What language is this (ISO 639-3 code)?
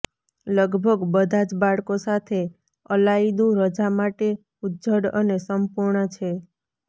guj